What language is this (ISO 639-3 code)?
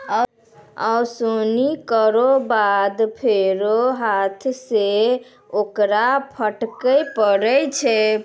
mai